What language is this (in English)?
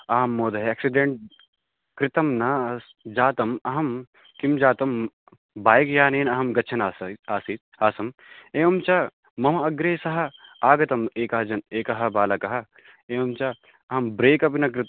Sanskrit